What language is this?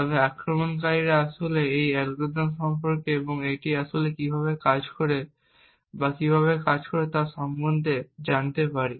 Bangla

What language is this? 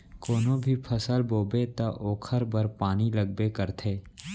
Chhattisgarhi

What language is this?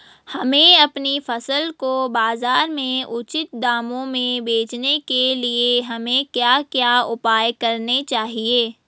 Hindi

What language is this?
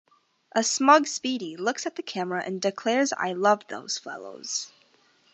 English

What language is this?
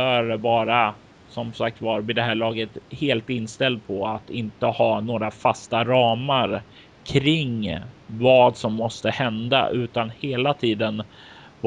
Swedish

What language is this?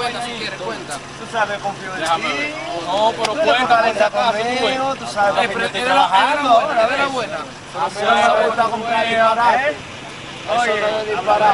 Spanish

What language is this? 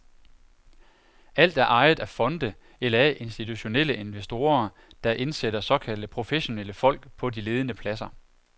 Danish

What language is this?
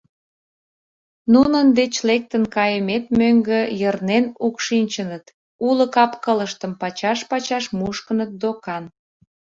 Mari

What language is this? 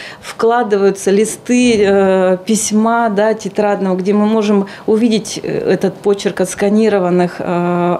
Russian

